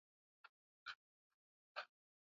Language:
Swahili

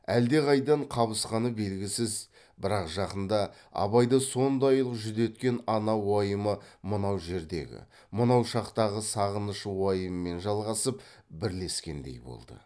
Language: Kazakh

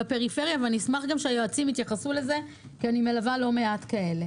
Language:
Hebrew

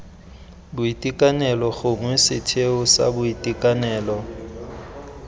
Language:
Tswana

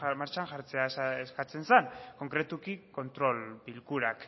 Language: Basque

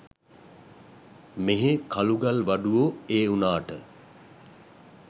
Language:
Sinhala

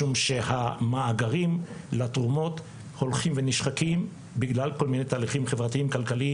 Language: Hebrew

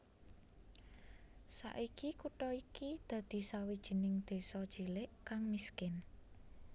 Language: Javanese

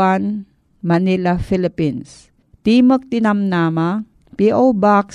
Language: Filipino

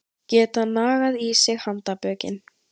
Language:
Icelandic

